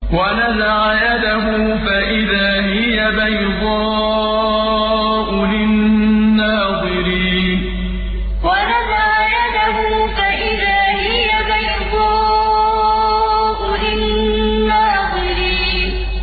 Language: Arabic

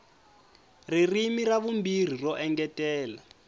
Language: Tsonga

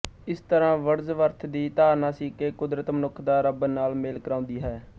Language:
Punjabi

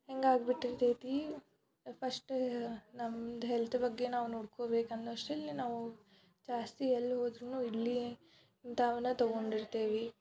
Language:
Kannada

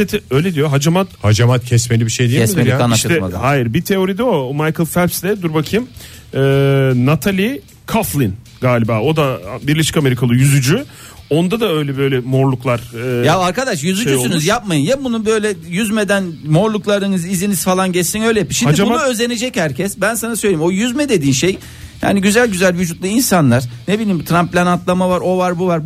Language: Turkish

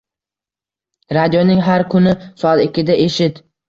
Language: Uzbek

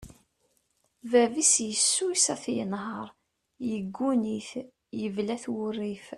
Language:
Kabyle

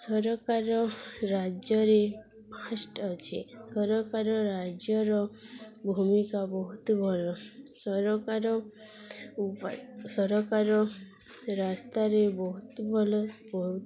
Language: Odia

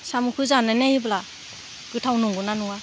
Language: Bodo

